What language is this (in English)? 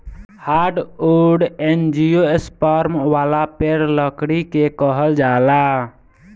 Bhojpuri